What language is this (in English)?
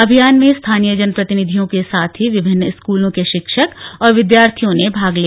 Hindi